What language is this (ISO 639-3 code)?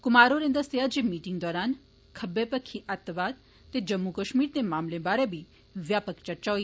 doi